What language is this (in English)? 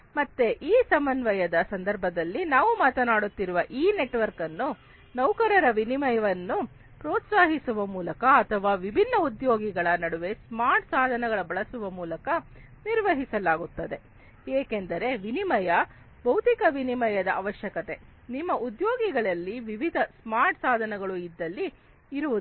Kannada